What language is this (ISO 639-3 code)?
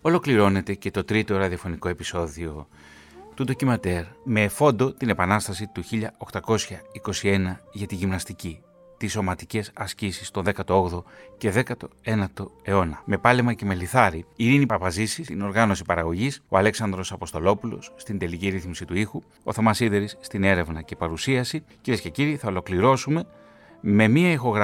ell